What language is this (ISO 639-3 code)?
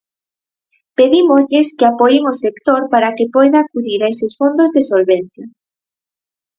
glg